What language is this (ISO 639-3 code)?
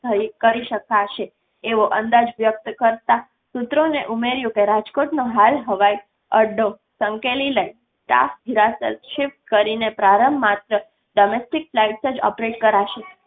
guj